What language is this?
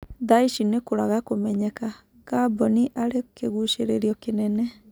Kikuyu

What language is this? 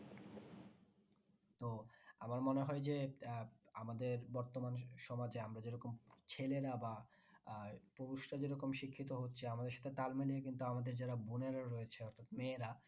Bangla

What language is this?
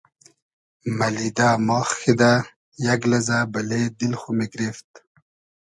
Hazaragi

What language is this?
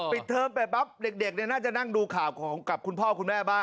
Thai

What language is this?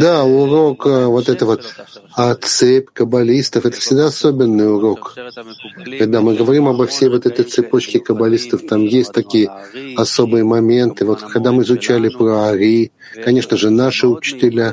Russian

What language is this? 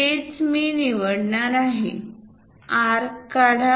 Marathi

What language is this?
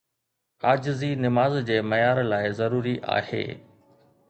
Sindhi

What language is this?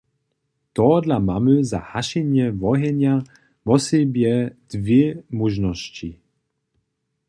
Upper Sorbian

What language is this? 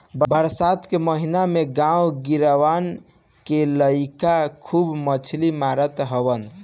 Bhojpuri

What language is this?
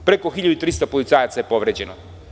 Serbian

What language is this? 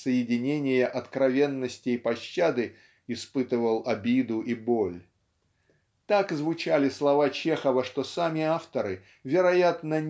Russian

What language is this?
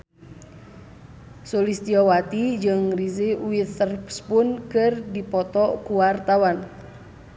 Sundanese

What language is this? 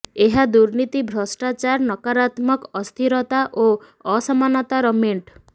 Odia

